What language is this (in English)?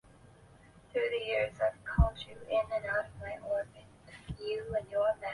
Chinese